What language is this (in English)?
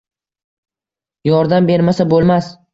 Uzbek